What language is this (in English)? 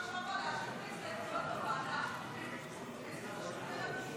Hebrew